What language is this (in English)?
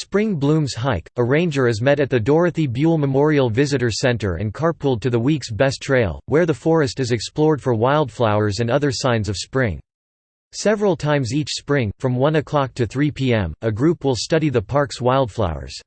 English